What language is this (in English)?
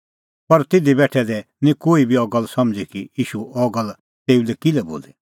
Kullu Pahari